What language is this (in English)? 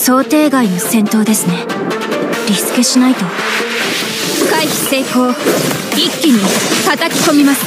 Japanese